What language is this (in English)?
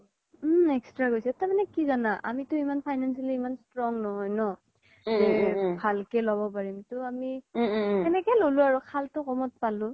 Assamese